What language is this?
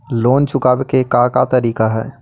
Magahi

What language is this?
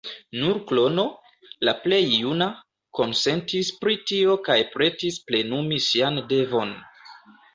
Esperanto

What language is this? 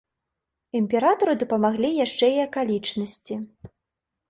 Belarusian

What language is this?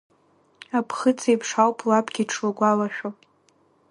Abkhazian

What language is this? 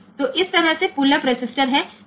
Gujarati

